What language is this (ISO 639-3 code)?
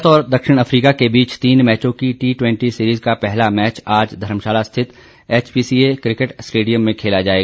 hin